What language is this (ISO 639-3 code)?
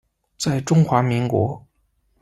zho